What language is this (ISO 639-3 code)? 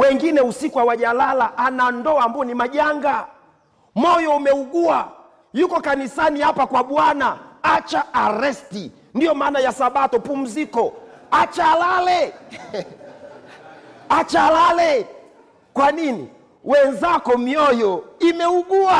swa